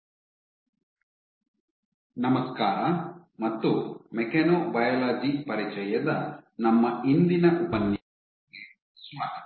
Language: Kannada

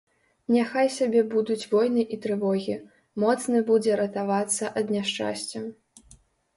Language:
Belarusian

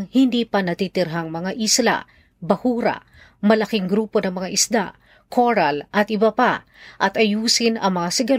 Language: Filipino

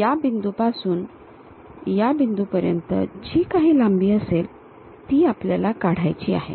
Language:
Marathi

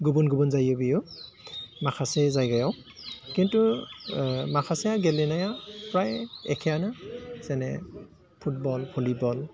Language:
Bodo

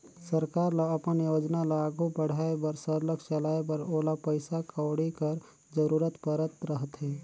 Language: Chhattisgarhi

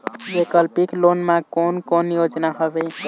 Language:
Chhattisgarhi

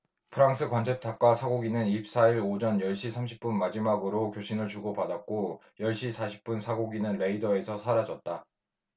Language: Korean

